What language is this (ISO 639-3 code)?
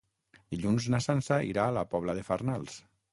cat